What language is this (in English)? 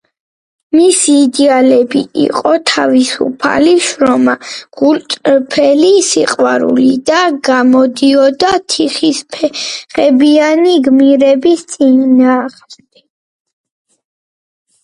Georgian